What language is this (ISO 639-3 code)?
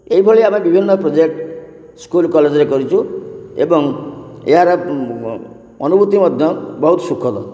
ori